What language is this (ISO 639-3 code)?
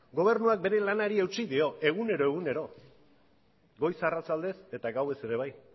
eus